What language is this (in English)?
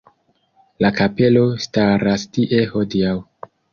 Esperanto